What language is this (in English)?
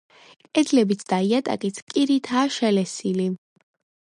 Georgian